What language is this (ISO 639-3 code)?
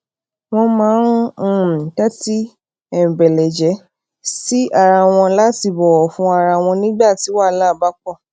yor